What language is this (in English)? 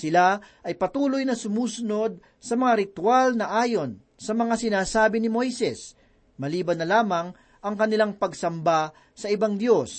Filipino